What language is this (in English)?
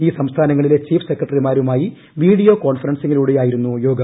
Malayalam